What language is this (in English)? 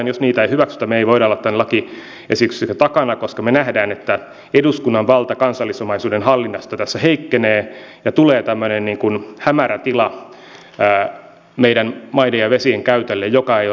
Finnish